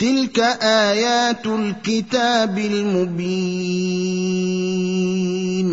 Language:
Arabic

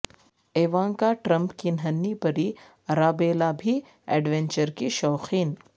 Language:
Urdu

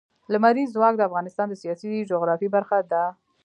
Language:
Pashto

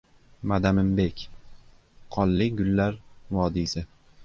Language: Uzbek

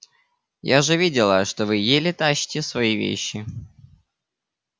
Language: Russian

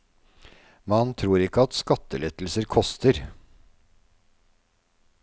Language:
Norwegian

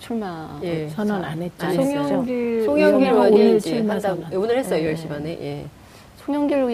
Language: Korean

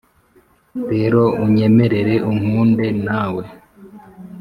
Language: Kinyarwanda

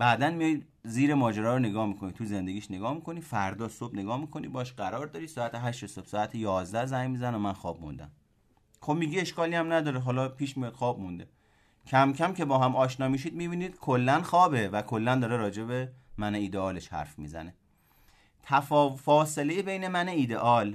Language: Persian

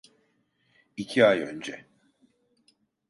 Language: Turkish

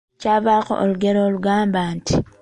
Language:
Ganda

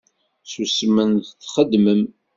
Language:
Kabyle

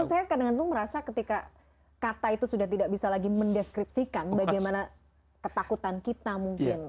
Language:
Indonesian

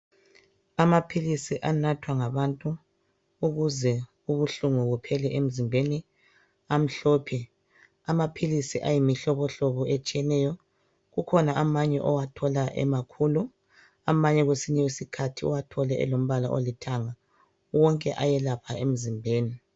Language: North Ndebele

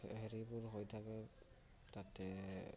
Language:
Assamese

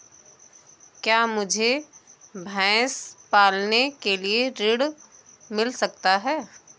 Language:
Hindi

